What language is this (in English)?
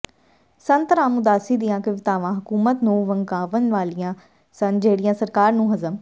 Punjabi